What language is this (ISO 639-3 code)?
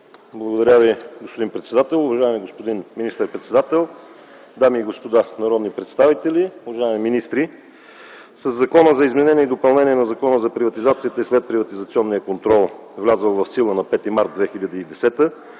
bul